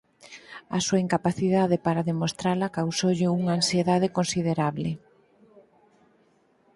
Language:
Galician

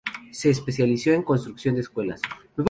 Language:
Spanish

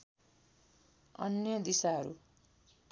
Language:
Nepali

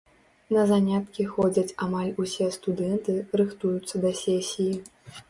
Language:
Belarusian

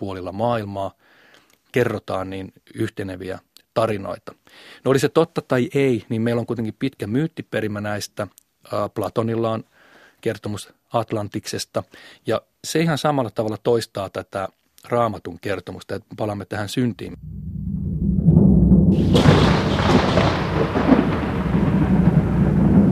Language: Finnish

